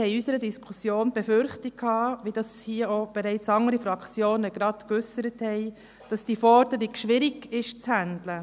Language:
Swiss German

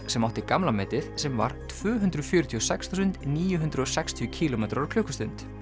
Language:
Icelandic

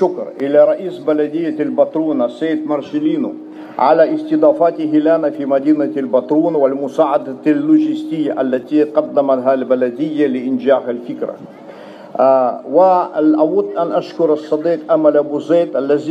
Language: Arabic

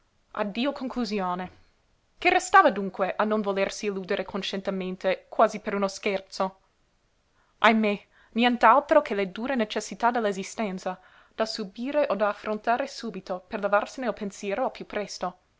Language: Italian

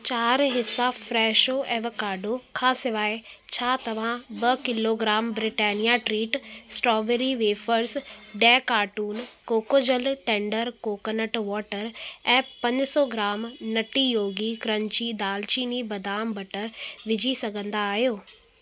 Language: Sindhi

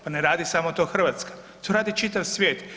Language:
Croatian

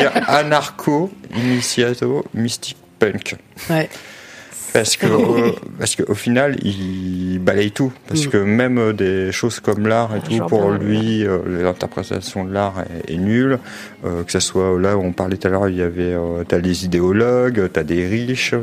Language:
French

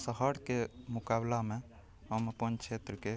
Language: Maithili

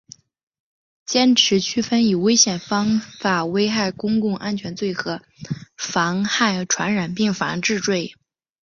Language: Chinese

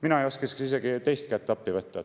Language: Estonian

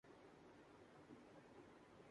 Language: Urdu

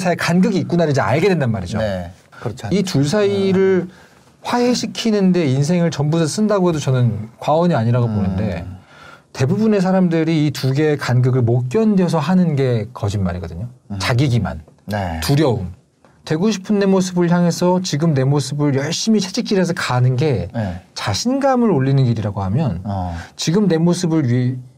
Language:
Korean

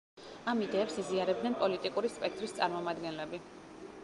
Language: Georgian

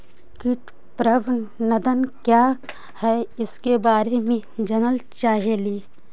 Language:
Magahi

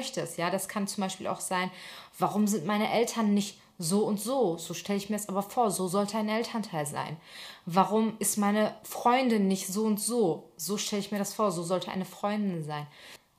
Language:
German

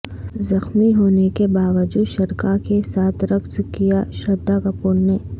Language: Urdu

